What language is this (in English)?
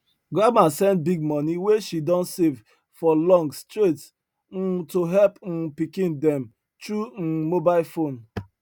Nigerian Pidgin